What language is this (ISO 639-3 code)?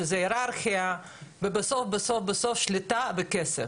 heb